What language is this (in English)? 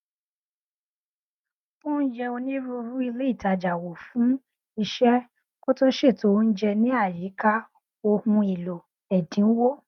Yoruba